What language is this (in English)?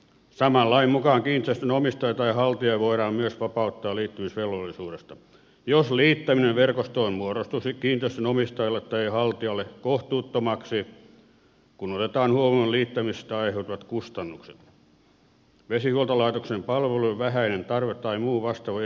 Finnish